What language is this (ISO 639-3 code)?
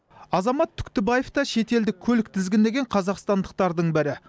kaz